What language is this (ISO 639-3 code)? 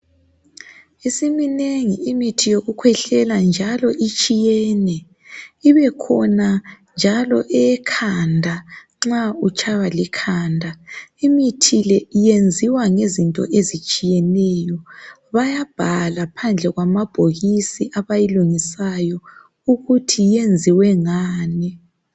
nde